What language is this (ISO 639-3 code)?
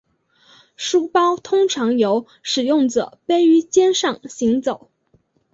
zho